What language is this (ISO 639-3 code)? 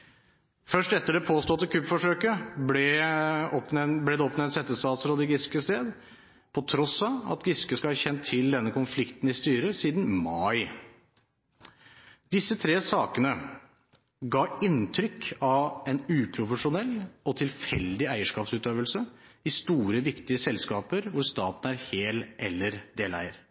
nob